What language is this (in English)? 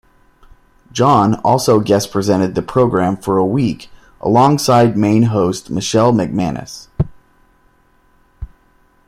English